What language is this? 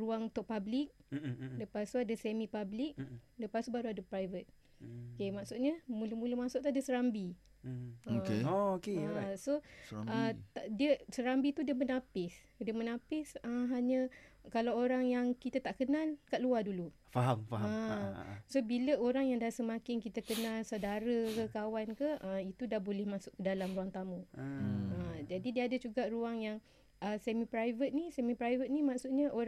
Malay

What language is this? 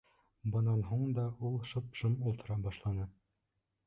Bashkir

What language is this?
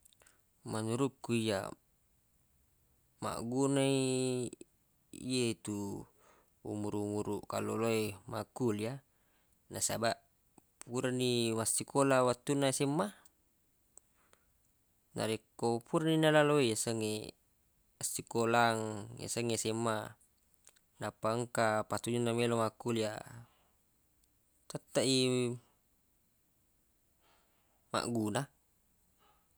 Buginese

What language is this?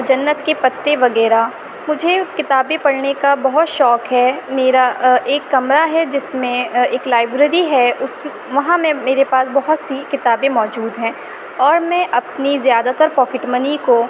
Urdu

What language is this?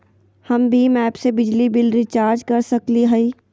Magahi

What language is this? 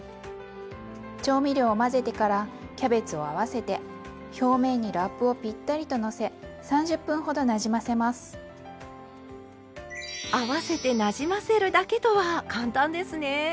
Japanese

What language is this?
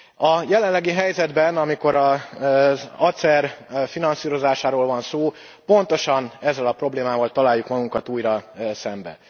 Hungarian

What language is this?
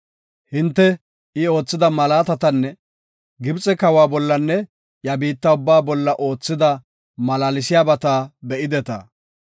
Gofa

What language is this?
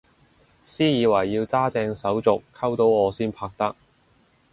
Cantonese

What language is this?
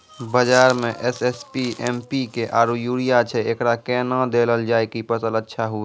Maithili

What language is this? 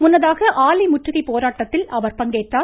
Tamil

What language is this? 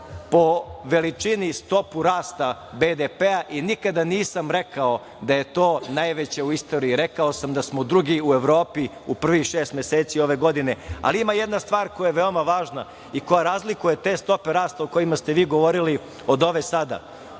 Serbian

